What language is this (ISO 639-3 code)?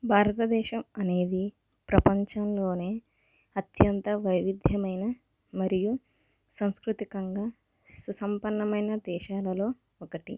tel